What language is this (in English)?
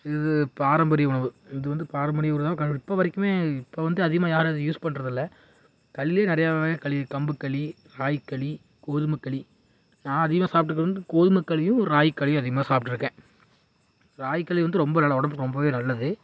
Tamil